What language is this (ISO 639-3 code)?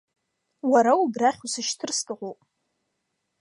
abk